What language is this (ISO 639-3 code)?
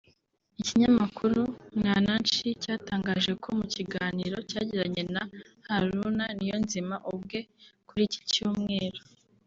kin